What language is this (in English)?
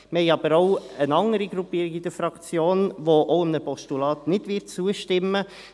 Swiss German